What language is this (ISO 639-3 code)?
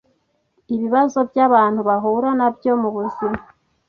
kin